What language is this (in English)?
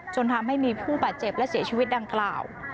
Thai